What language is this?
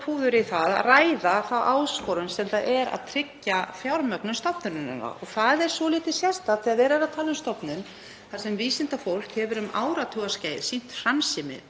Icelandic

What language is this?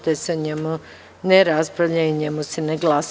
Serbian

